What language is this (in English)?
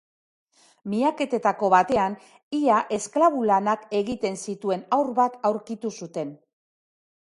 Basque